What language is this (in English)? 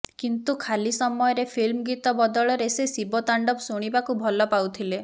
Odia